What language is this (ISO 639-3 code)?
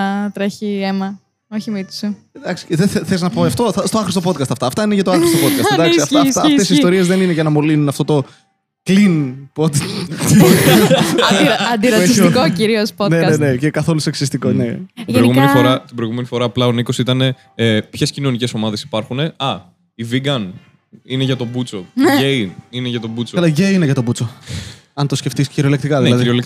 ell